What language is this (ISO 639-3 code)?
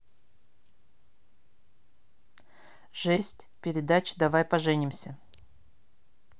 rus